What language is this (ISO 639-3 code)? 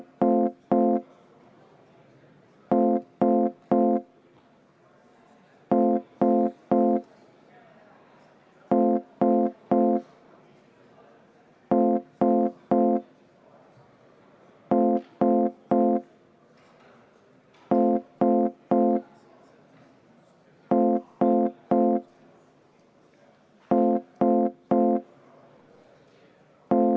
est